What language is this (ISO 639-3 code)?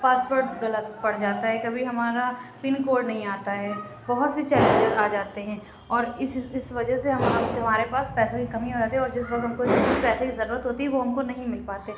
urd